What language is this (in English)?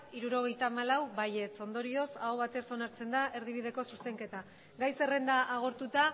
Basque